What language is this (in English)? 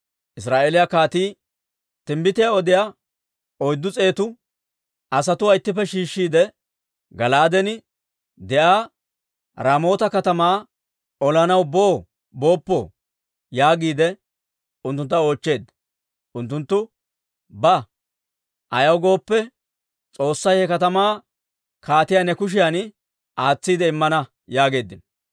Dawro